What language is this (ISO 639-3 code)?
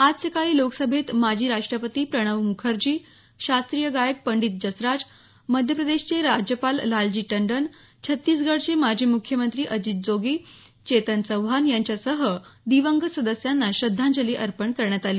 mar